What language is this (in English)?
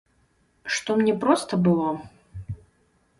Belarusian